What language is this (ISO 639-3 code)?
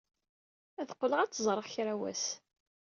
kab